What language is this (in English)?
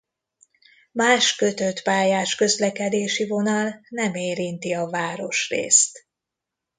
Hungarian